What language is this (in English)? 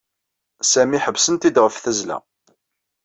Kabyle